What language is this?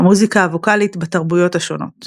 Hebrew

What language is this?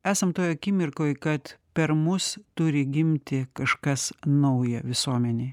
Lithuanian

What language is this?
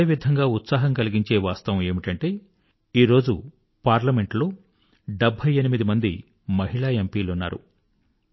Telugu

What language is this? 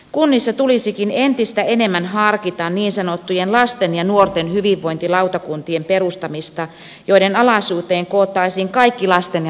Finnish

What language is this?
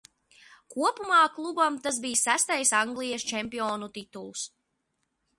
Latvian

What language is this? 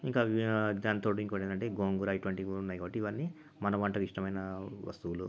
Telugu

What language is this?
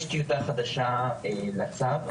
Hebrew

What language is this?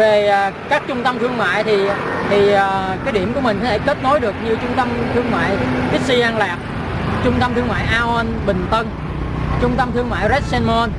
Vietnamese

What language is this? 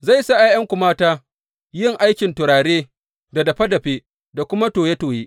Hausa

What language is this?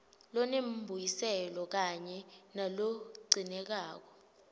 Swati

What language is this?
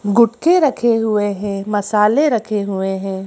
Hindi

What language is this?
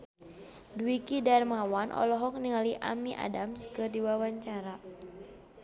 Sundanese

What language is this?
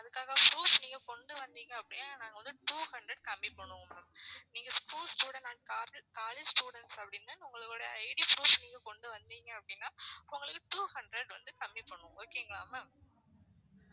Tamil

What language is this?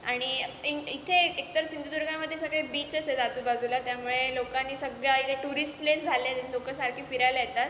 Marathi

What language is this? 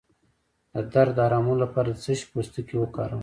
Pashto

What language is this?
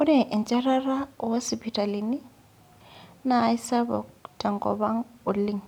Masai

